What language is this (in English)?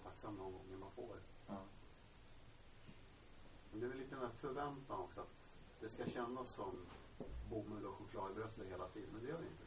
Swedish